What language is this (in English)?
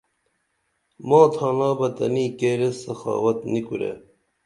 Dameli